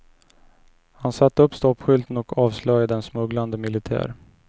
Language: Swedish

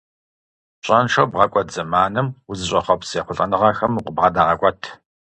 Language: Kabardian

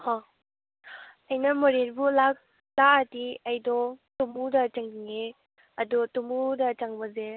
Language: Manipuri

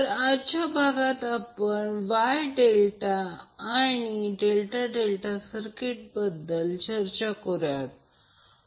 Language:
Marathi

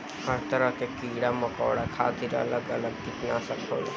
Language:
Bhojpuri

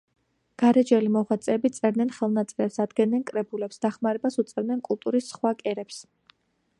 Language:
Georgian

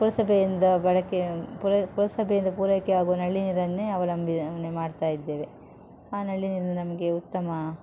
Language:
Kannada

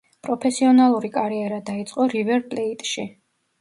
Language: Georgian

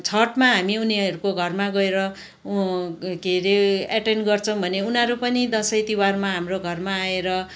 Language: Nepali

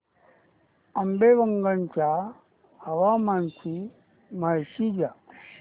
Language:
Marathi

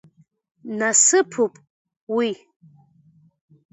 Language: Abkhazian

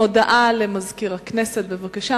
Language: Hebrew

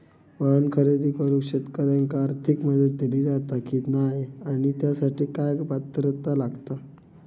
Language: Marathi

